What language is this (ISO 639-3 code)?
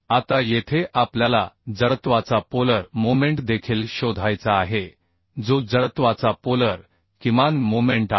mar